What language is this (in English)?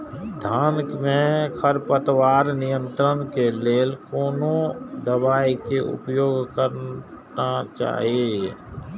Maithili